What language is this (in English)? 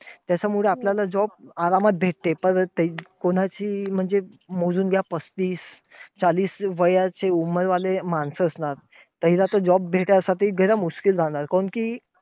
Marathi